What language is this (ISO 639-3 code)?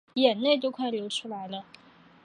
zho